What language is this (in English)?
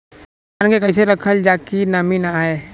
Bhojpuri